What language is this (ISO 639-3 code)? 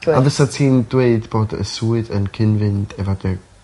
cym